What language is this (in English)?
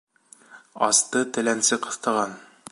Bashkir